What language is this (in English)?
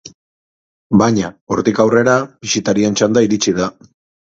Basque